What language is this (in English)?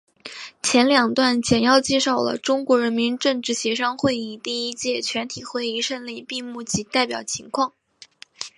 Chinese